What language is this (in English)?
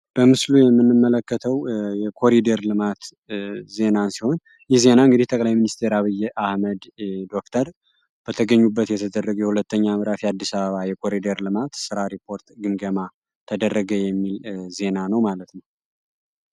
Amharic